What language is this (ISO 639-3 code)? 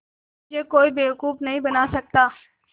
hin